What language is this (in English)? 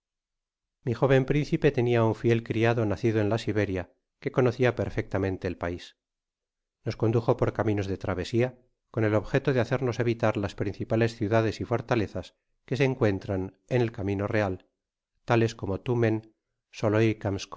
Spanish